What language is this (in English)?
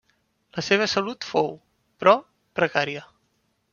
Catalan